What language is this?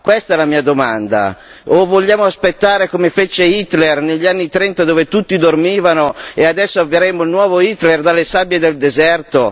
Italian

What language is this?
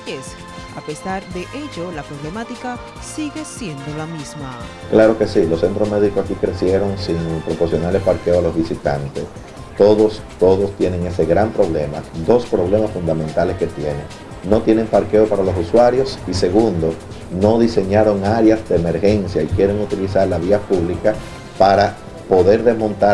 Spanish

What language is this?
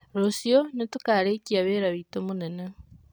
Kikuyu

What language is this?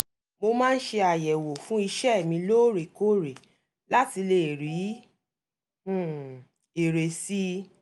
Yoruba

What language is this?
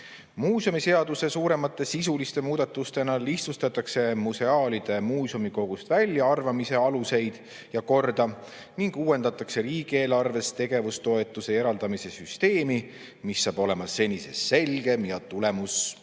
Estonian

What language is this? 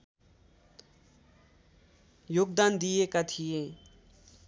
Nepali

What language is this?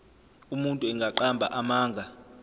Zulu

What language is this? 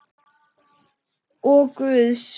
Icelandic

